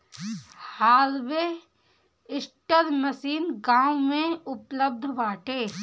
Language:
Bhojpuri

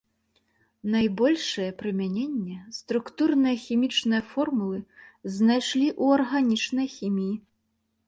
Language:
Belarusian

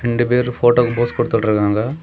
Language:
Tamil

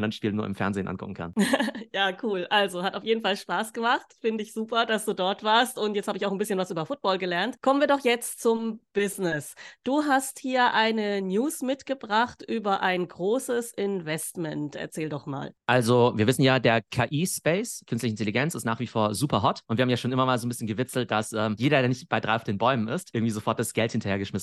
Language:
German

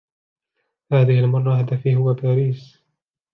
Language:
Arabic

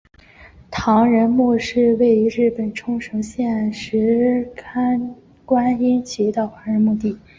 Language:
Chinese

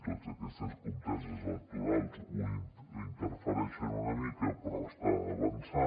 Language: Catalan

